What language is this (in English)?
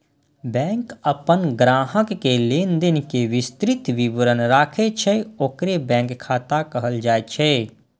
Maithili